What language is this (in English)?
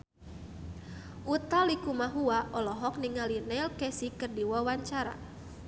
Sundanese